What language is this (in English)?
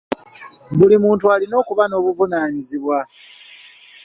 Ganda